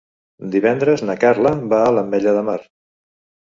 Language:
Catalan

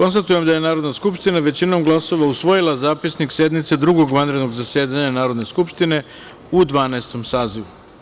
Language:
Serbian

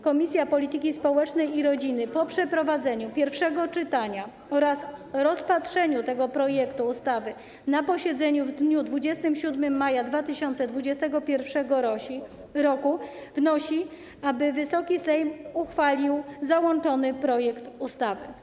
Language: Polish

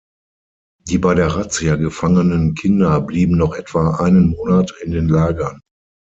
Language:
German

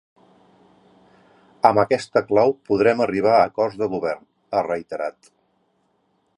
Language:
Catalan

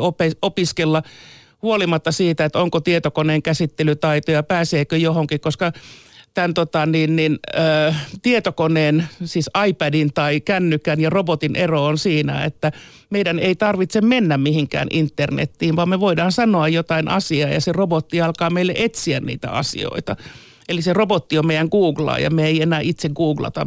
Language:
Finnish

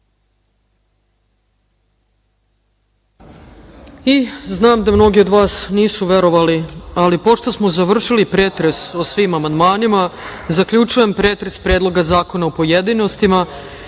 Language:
Serbian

